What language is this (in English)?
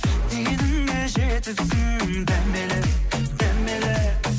Kazakh